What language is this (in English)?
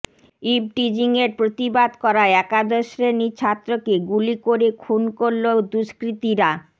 Bangla